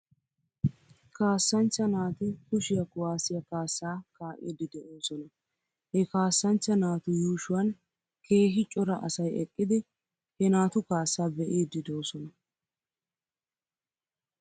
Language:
Wolaytta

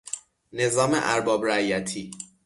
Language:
Persian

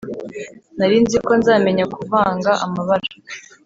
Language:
Kinyarwanda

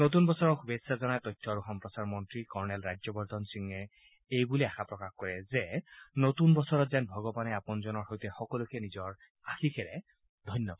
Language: Assamese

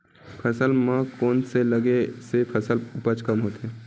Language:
Chhattisgarhi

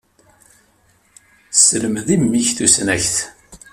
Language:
Kabyle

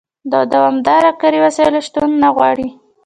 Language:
Pashto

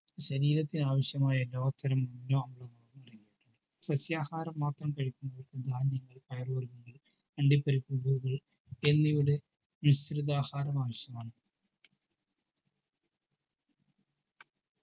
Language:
Malayalam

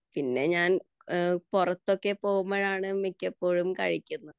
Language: Malayalam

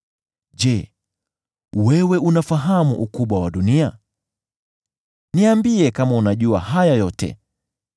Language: Swahili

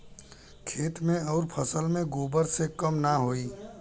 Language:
Bhojpuri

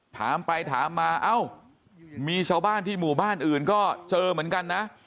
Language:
Thai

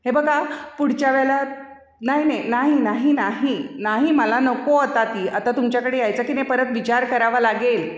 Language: Marathi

